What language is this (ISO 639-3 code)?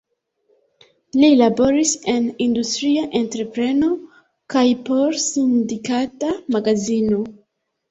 epo